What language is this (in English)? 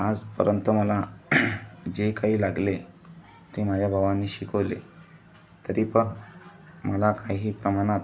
Marathi